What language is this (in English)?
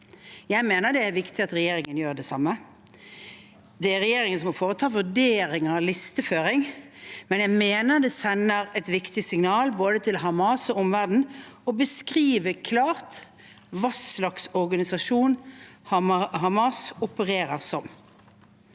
Norwegian